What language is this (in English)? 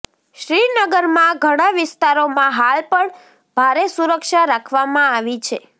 Gujarati